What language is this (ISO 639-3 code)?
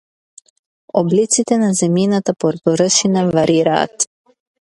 mkd